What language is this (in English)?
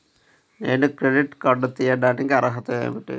Telugu